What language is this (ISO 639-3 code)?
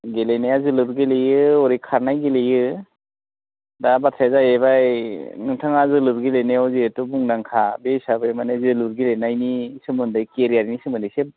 brx